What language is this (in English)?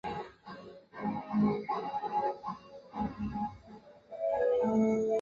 Chinese